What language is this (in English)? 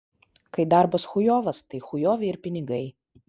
Lithuanian